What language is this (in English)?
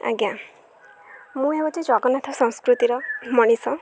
Odia